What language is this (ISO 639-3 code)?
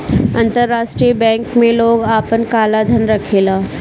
bho